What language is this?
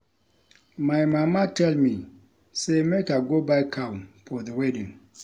Nigerian Pidgin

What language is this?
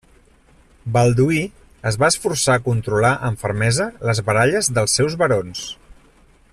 Catalan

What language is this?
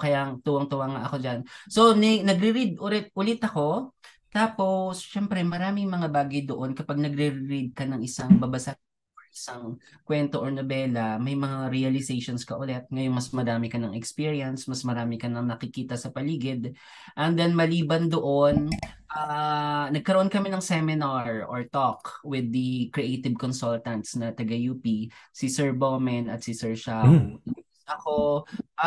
Filipino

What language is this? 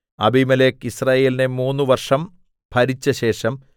Malayalam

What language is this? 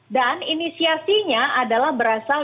Indonesian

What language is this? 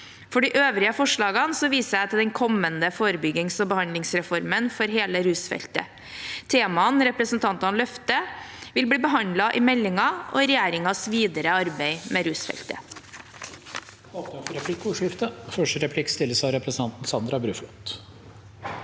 Norwegian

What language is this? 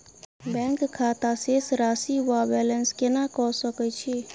Maithili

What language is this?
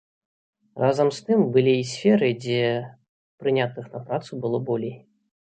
Belarusian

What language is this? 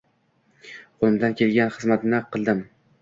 Uzbek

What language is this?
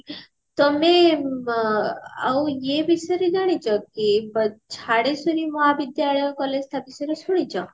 Odia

